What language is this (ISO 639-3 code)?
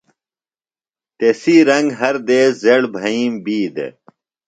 phl